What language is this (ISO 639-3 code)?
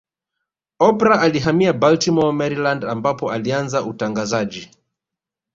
swa